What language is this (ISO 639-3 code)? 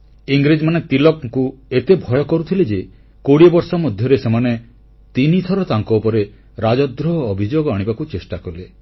ori